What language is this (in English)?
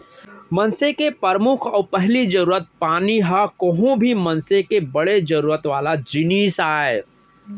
Chhattisgarhi